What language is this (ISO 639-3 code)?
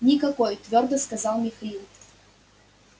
rus